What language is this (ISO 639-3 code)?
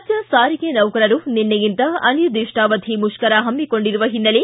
kan